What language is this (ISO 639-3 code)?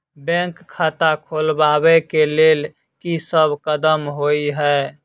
mai